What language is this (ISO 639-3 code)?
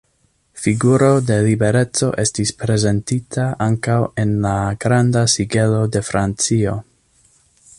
epo